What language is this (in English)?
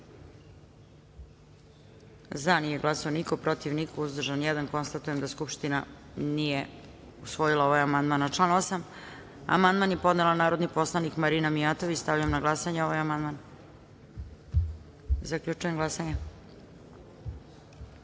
Serbian